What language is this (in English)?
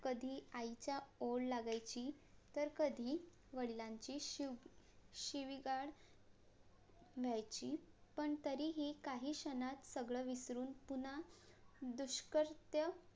Marathi